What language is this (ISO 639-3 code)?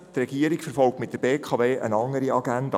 gsw